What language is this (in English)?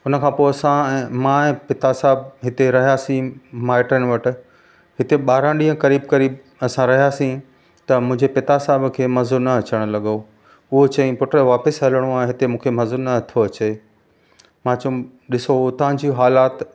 Sindhi